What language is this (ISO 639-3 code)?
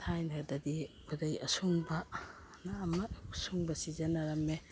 mni